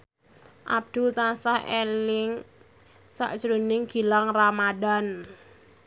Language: Javanese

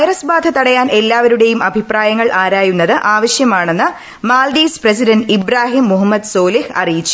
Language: Malayalam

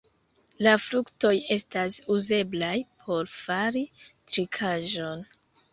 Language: Esperanto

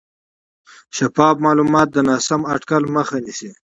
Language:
Pashto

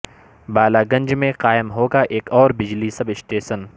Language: Urdu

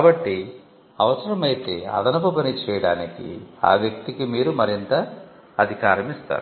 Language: Telugu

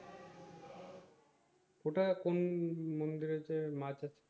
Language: Bangla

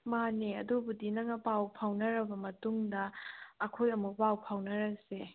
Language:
Manipuri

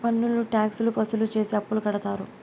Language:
Telugu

